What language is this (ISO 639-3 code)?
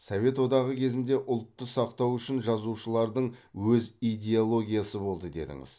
kaz